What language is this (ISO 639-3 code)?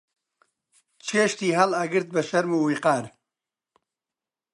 ckb